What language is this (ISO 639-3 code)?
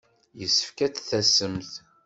kab